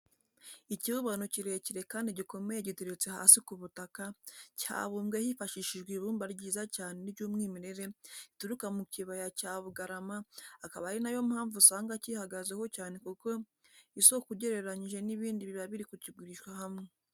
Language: Kinyarwanda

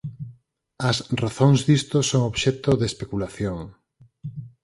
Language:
Galician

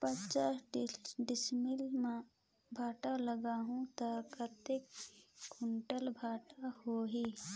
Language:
Chhattisgarhi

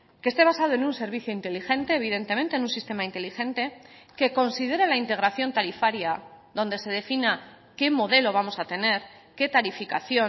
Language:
Spanish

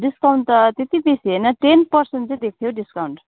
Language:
Nepali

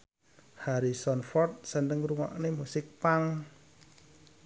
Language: Javanese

